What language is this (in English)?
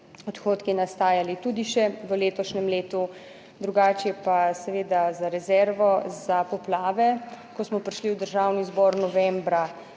Slovenian